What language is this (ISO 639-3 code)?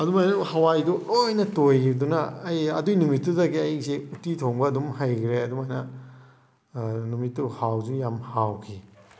mni